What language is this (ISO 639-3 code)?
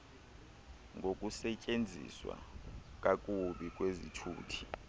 xho